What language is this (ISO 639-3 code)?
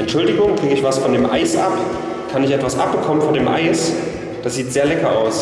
deu